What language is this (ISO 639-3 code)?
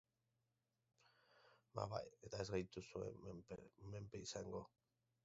eus